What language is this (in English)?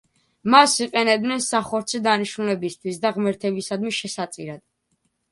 Georgian